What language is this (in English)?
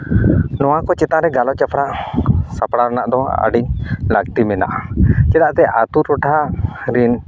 Santali